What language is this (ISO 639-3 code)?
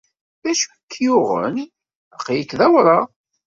kab